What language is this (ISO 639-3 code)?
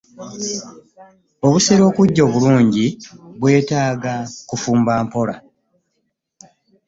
lug